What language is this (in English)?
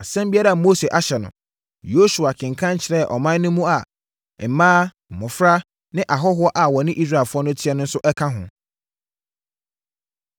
Akan